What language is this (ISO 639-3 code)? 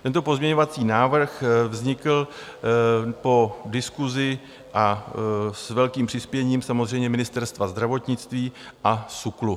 ces